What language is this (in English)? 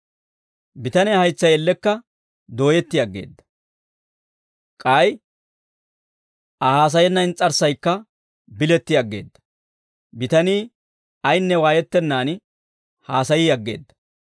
Dawro